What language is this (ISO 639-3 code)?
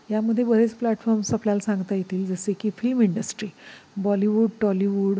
mar